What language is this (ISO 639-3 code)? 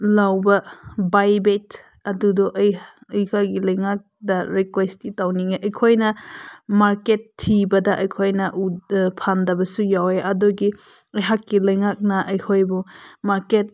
mni